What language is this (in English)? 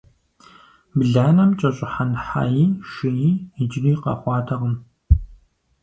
Kabardian